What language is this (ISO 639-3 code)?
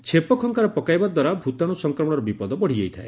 ori